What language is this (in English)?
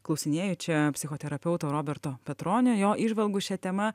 Lithuanian